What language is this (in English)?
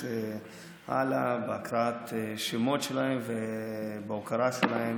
Hebrew